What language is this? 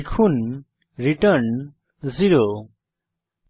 Bangla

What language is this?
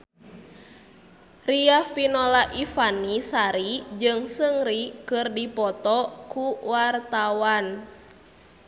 Sundanese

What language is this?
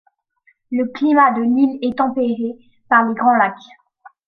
French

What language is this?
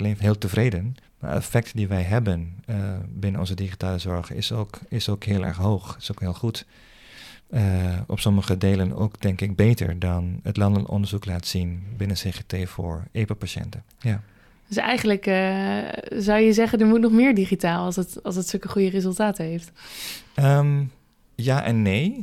Dutch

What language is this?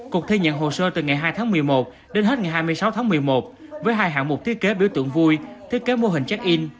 Vietnamese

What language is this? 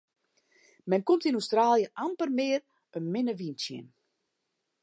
Western Frisian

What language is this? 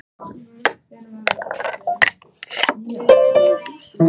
Icelandic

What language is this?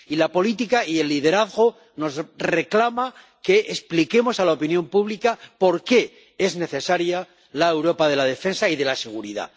Spanish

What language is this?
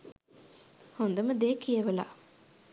Sinhala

